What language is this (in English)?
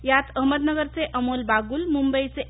Marathi